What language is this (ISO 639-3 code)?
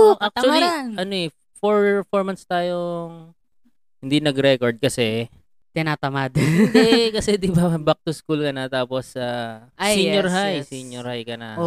fil